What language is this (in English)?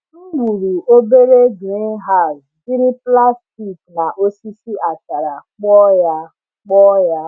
Igbo